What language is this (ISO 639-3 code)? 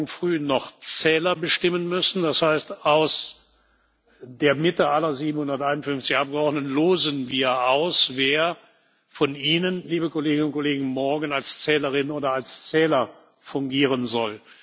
deu